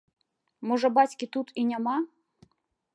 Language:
Belarusian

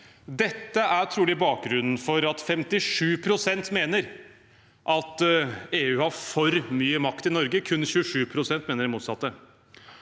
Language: Norwegian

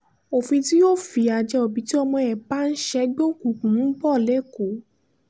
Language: Yoruba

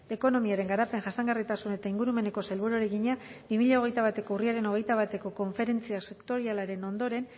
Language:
Basque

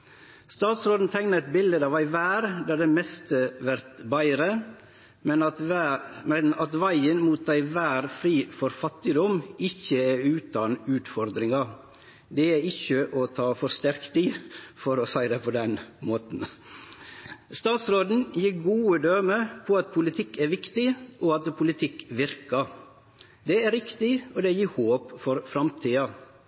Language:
Norwegian Nynorsk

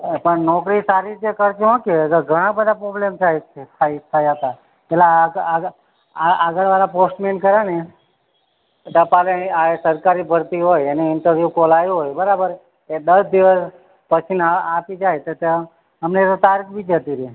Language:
Gujarati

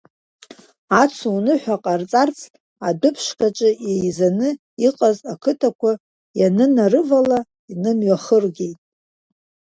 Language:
Abkhazian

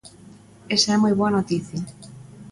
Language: Galician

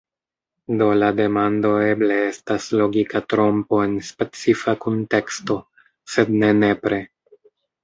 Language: Esperanto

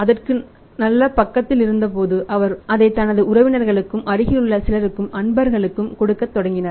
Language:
Tamil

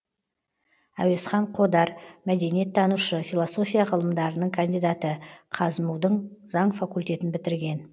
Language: Kazakh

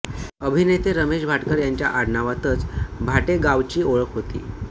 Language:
Marathi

